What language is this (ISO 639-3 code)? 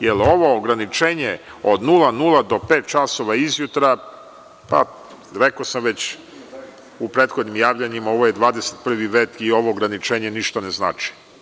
srp